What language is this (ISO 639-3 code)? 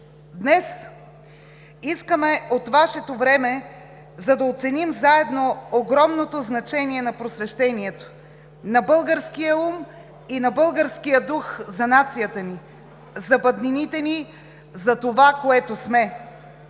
bul